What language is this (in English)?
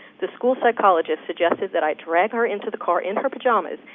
English